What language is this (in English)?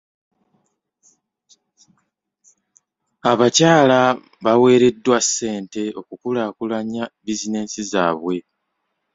Ganda